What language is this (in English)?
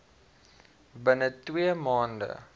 Afrikaans